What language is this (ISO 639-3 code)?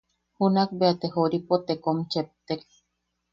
yaq